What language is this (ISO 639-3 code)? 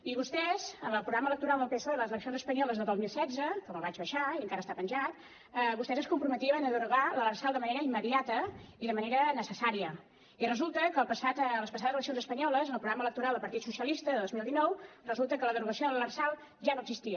cat